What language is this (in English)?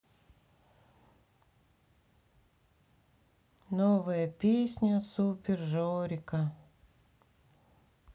Russian